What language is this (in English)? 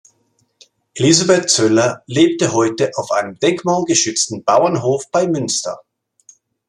German